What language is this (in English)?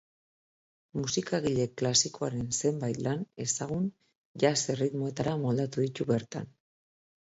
Basque